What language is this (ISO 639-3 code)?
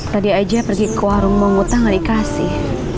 ind